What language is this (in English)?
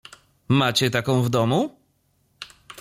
Polish